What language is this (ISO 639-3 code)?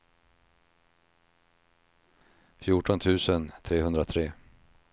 swe